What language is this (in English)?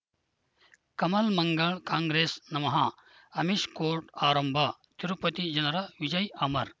Kannada